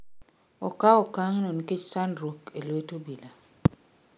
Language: Luo (Kenya and Tanzania)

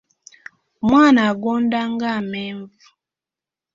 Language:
Ganda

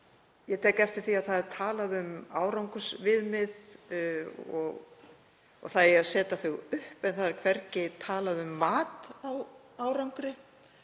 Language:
Icelandic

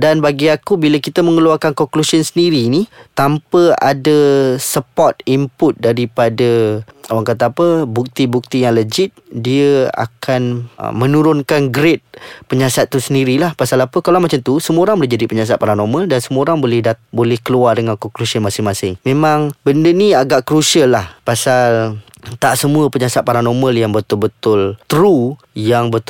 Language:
Malay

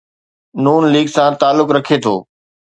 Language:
Sindhi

